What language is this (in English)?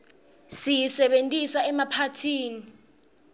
Swati